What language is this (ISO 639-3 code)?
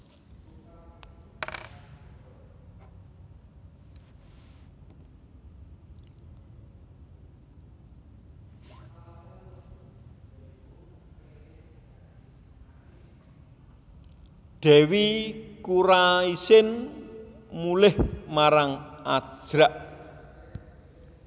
jav